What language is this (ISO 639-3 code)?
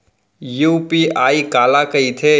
hne